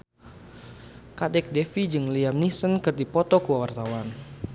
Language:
Sundanese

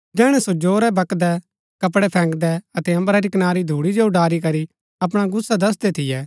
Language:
Gaddi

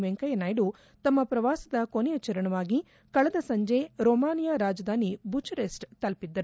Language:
Kannada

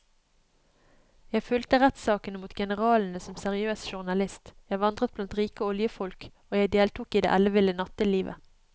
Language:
Norwegian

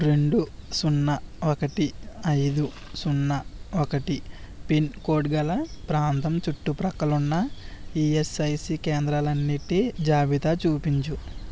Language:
Telugu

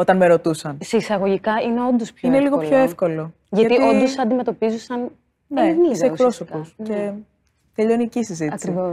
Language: Greek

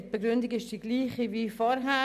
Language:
Swiss German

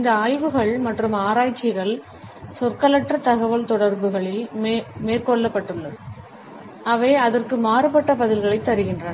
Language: Tamil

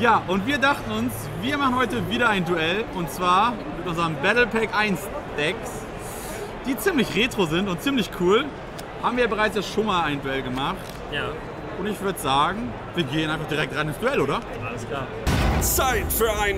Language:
German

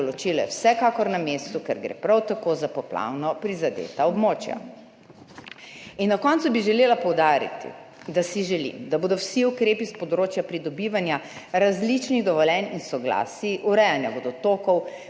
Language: Slovenian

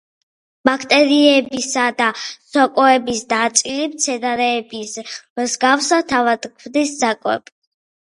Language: Georgian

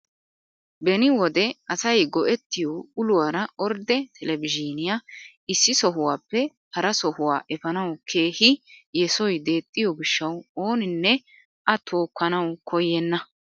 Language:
Wolaytta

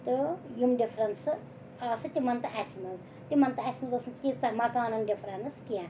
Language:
Kashmiri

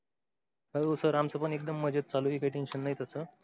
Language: Marathi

